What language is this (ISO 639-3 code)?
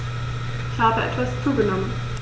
deu